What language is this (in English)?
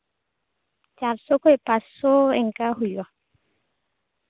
Santali